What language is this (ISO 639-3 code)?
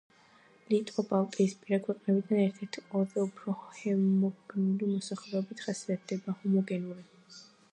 kat